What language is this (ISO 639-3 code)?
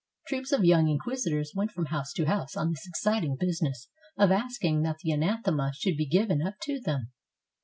eng